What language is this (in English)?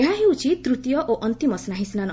Odia